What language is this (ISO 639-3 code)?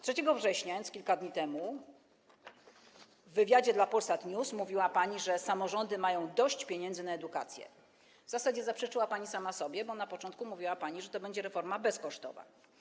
pol